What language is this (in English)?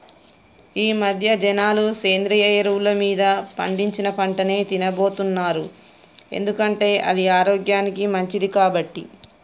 Telugu